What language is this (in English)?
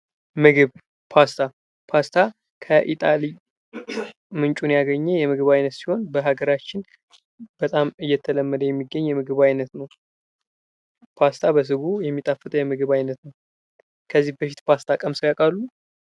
Amharic